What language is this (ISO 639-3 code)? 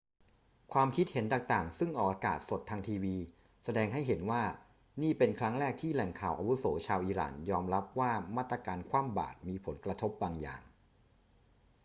tha